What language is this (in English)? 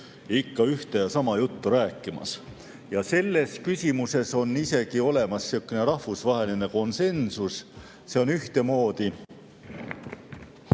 Estonian